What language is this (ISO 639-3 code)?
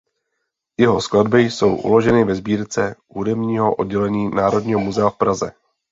ces